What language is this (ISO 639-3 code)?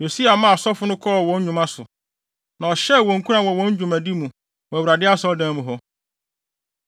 aka